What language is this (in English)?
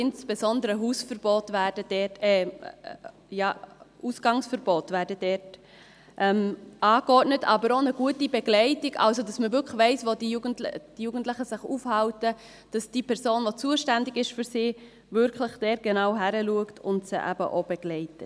Swiss German